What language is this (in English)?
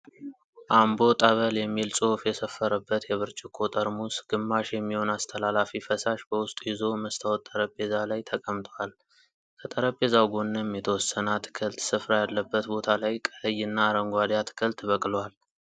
Amharic